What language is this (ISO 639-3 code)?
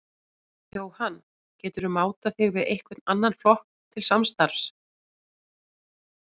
isl